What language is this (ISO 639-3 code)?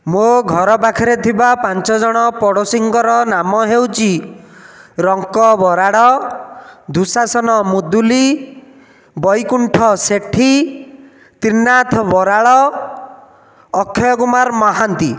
ori